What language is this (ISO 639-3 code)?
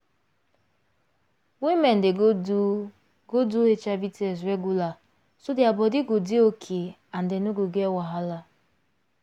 pcm